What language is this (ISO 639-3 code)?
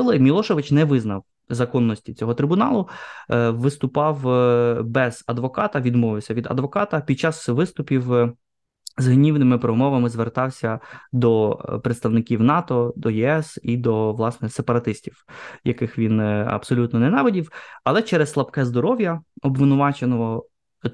ukr